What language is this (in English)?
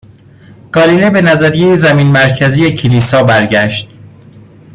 Persian